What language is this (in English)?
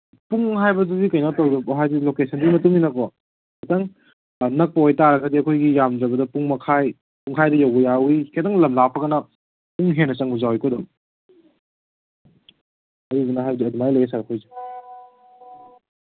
Manipuri